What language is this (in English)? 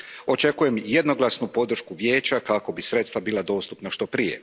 Croatian